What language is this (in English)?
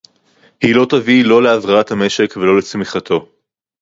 Hebrew